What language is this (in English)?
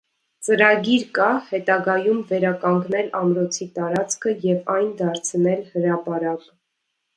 Armenian